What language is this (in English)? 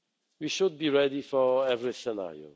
English